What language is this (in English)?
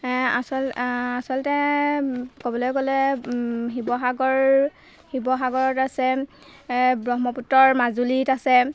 Assamese